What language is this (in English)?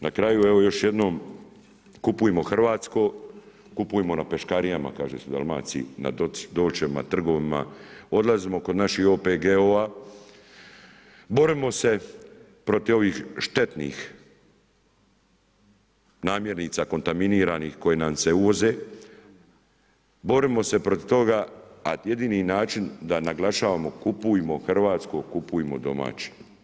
Croatian